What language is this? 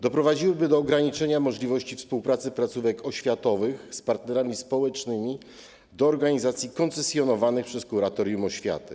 Polish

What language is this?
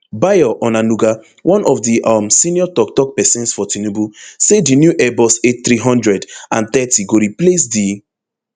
Nigerian Pidgin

